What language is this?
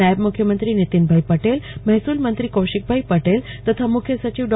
Gujarati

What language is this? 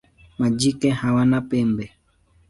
Swahili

